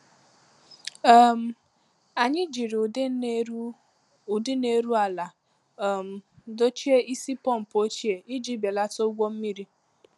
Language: Igbo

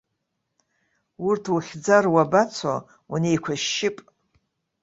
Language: Abkhazian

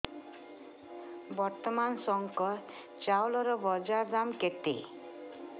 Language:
Odia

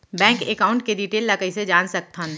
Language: Chhattisgarhi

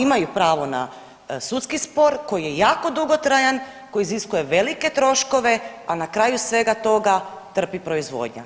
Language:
Croatian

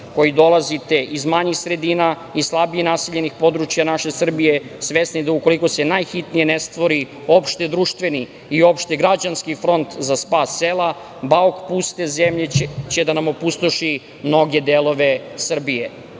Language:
Serbian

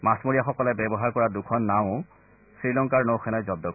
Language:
Assamese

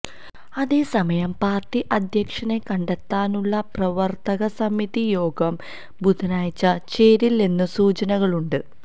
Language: Malayalam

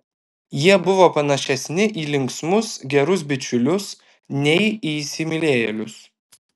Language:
Lithuanian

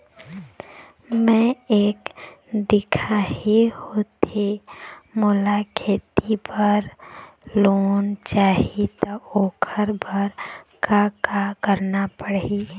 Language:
Chhattisgarhi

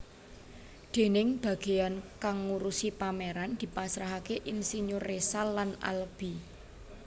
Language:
Javanese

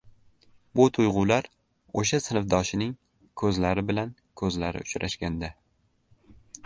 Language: Uzbek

